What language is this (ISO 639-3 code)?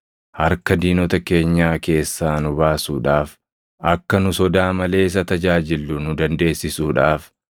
orm